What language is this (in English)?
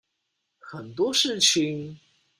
Chinese